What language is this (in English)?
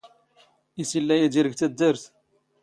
Standard Moroccan Tamazight